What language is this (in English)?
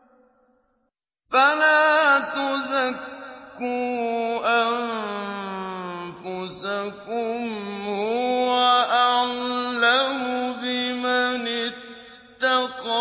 Arabic